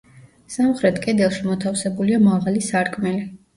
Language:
Georgian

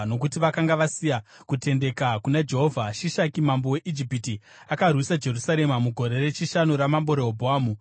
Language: Shona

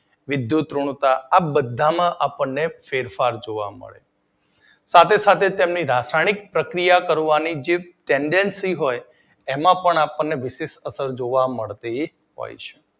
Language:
Gujarati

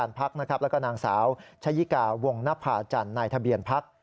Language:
Thai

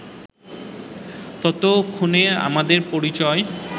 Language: Bangla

